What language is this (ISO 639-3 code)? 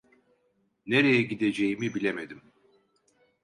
tur